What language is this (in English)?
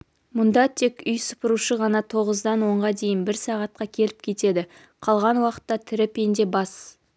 Kazakh